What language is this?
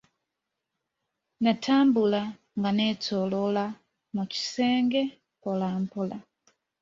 Ganda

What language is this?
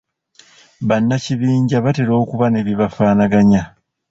Ganda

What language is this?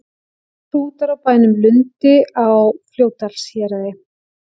Icelandic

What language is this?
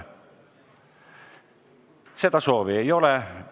Estonian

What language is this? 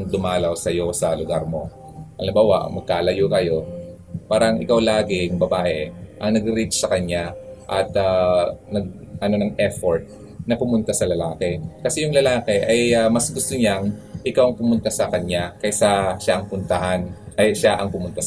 Filipino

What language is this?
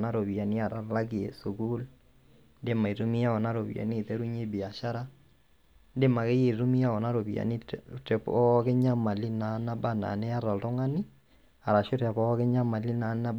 Masai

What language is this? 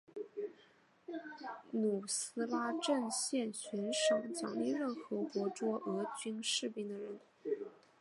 Chinese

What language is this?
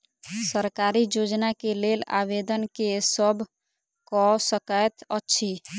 Maithili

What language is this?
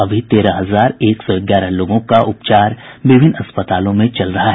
Hindi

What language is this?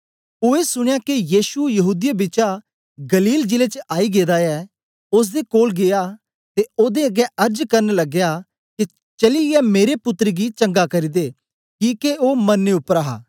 Dogri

